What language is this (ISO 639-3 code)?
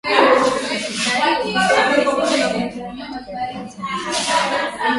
swa